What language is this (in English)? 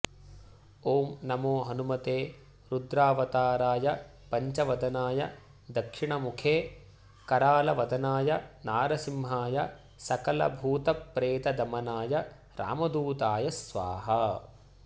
Sanskrit